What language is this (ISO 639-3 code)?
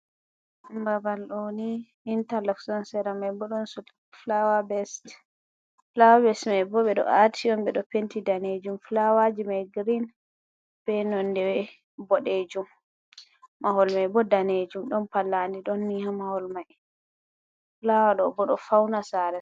ful